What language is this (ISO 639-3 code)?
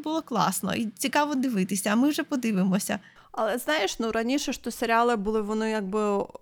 ukr